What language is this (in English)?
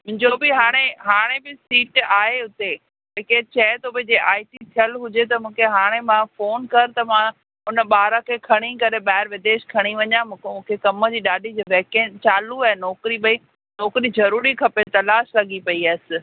Sindhi